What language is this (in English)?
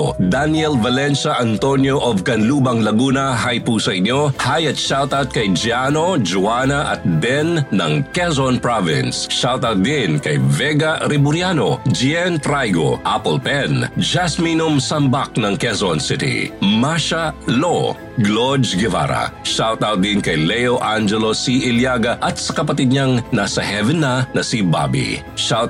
Filipino